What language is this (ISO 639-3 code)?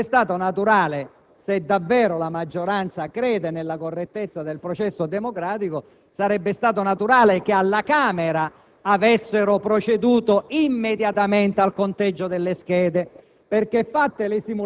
ita